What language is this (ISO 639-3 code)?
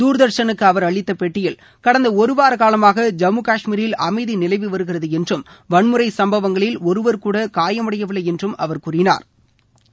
tam